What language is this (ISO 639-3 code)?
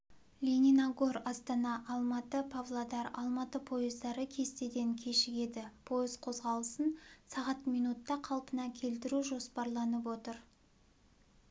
kaz